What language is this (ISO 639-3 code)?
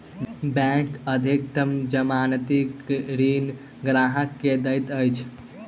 mai